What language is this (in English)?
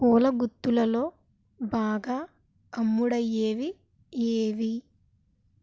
Telugu